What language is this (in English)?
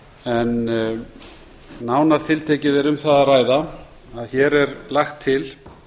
Icelandic